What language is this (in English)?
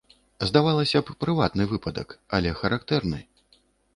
Belarusian